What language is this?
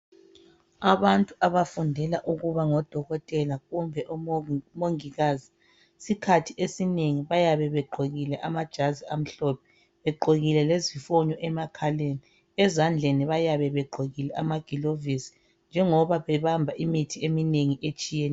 North Ndebele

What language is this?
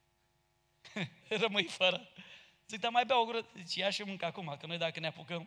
Romanian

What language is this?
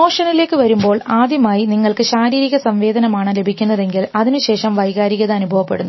Malayalam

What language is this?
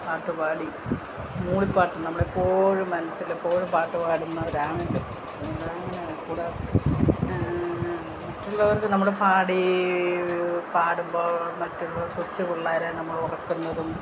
Malayalam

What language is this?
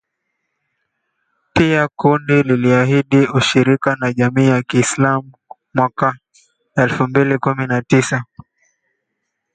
Swahili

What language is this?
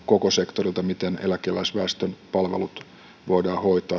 Finnish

